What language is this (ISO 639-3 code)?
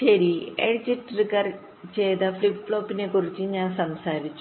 mal